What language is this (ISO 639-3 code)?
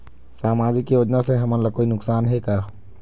hne